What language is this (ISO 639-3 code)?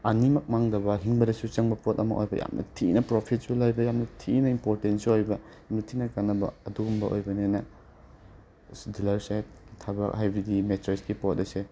mni